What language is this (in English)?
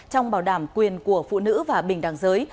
Vietnamese